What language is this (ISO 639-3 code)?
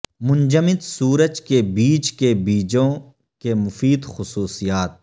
urd